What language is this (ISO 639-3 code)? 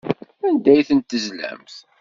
kab